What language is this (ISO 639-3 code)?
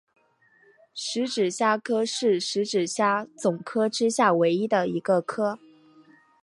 zho